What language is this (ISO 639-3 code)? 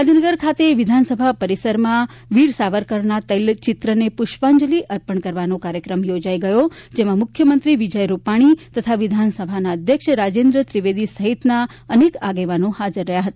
guj